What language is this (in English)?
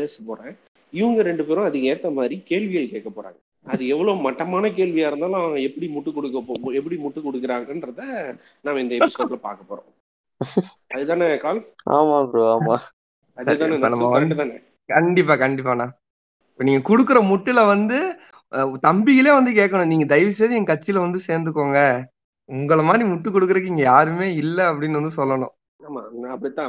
Tamil